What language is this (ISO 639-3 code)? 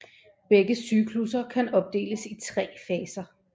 dan